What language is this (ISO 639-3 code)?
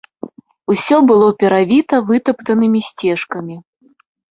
bel